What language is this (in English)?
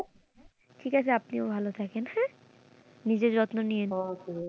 Bangla